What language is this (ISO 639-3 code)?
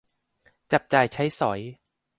tha